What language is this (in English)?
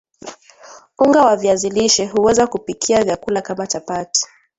Swahili